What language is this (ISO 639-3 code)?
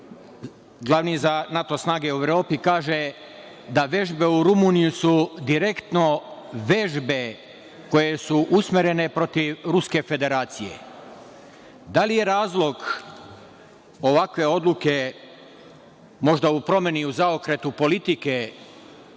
srp